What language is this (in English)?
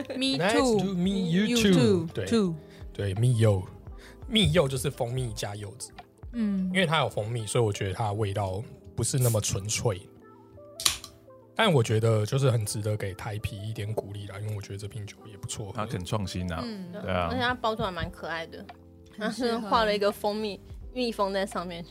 Chinese